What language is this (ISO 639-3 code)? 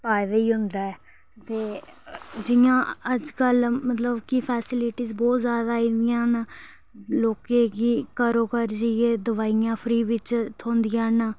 doi